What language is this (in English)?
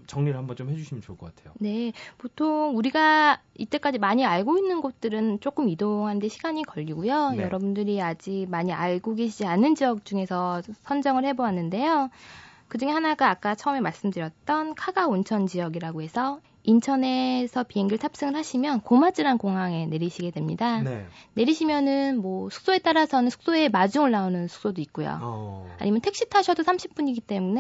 Korean